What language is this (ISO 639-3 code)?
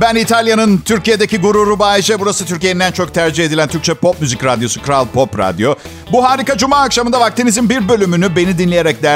tur